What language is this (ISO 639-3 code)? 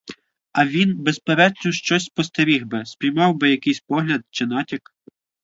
ukr